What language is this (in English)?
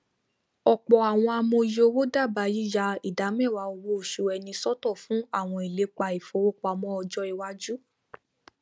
Yoruba